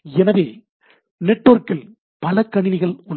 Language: Tamil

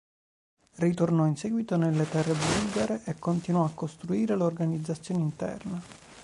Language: Italian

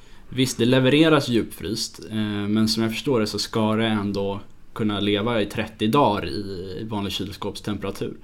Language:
Swedish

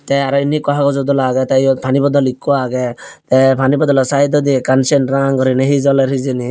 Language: Chakma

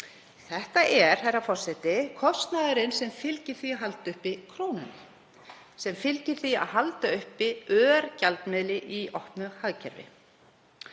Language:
Icelandic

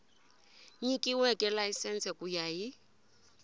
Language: Tsonga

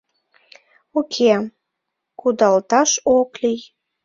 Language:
Mari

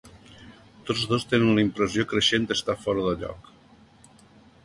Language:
Catalan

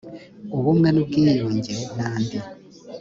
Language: Kinyarwanda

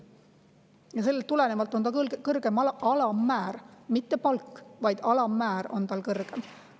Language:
Estonian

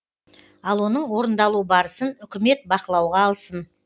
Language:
Kazakh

